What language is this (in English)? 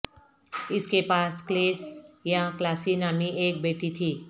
Urdu